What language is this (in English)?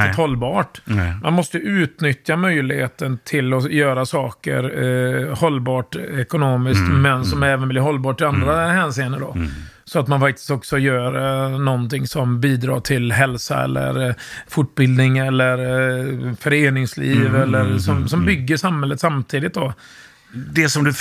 Swedish